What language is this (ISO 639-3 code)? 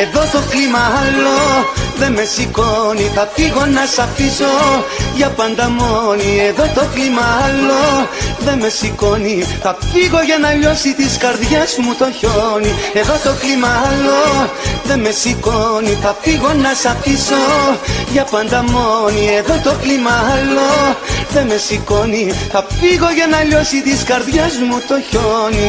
ell